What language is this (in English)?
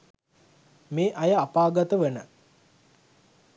Sinhala